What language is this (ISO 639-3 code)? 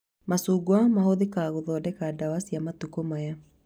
kik